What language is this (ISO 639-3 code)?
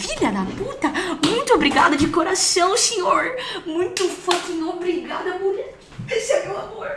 por